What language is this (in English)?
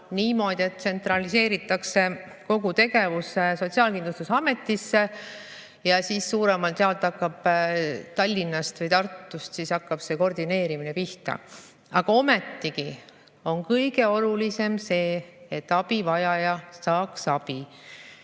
Estonian